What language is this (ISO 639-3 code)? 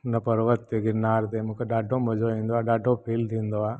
snd